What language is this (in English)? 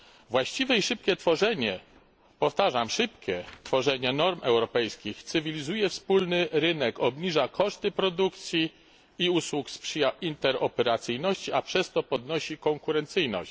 Polish